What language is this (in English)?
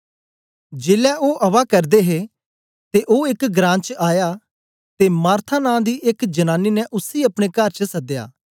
Dogri